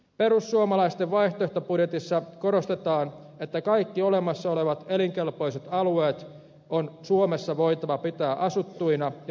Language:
Finnish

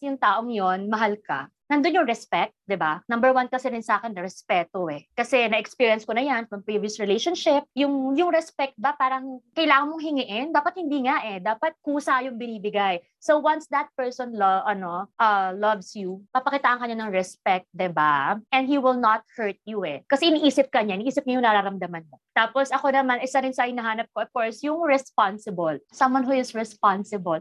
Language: Filipino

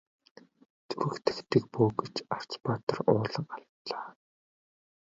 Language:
Mongolian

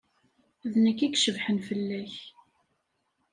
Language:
Kabyle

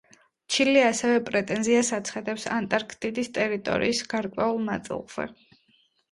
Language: Georgian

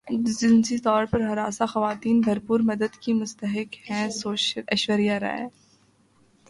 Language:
Urdu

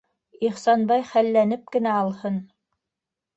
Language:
Bashkir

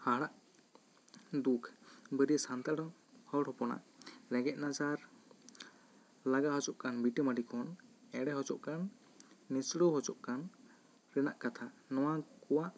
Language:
Santali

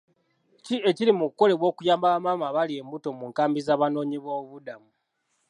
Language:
Ganda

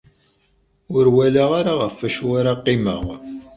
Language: Kabyle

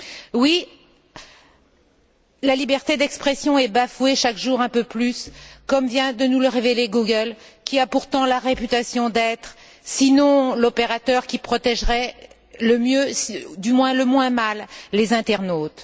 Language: French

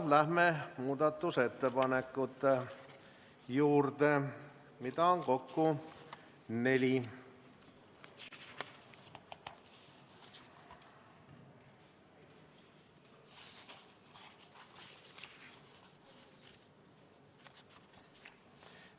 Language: Estonian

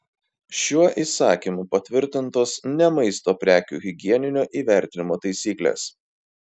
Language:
Lithuanian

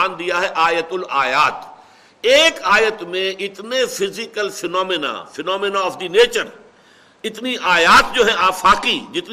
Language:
Urdu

